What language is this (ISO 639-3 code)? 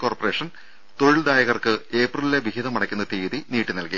mal